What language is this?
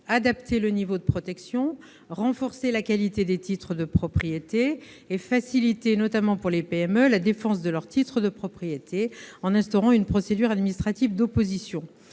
French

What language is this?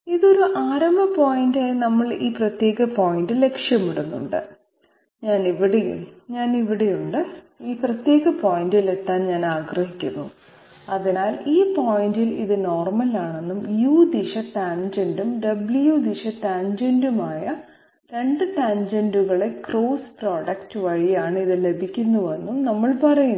Malayalam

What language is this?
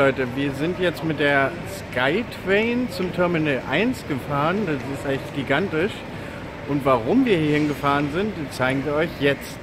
German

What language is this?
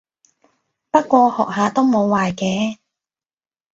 Cantonese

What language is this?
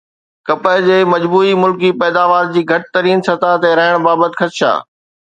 Sindhi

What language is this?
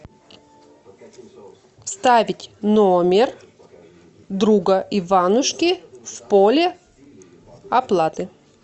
Russian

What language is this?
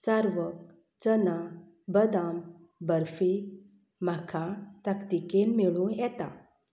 Konkani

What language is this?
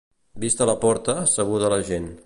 Catalan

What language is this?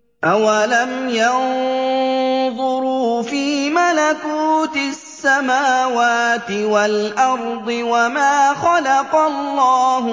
Arabic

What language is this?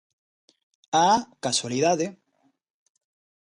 Galician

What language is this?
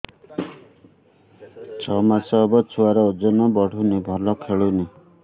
Odia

